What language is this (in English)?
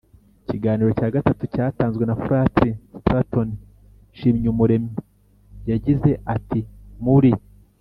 Kinyarwanda